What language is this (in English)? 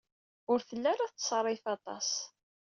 Kabyle